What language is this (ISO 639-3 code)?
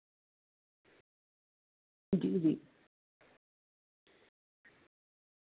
doi